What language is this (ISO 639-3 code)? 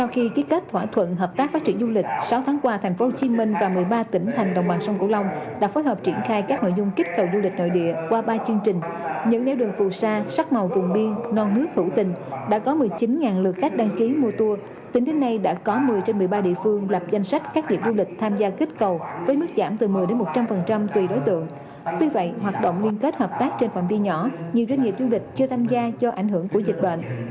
vie